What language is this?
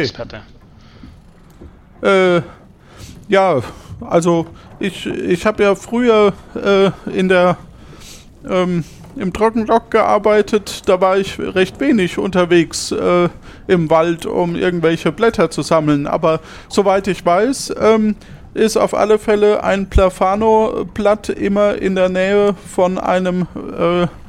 German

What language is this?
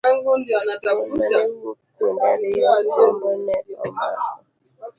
Luo (Kenya and Tanzania)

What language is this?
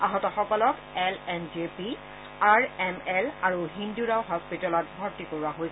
Assamese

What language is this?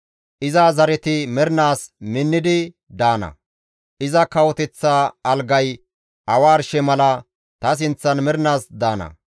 Gamo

